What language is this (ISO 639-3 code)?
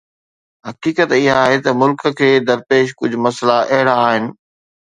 snd